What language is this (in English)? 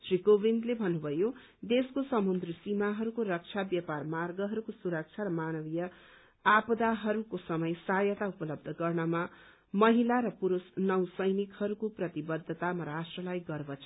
Nepali